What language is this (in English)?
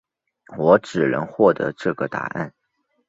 Chinese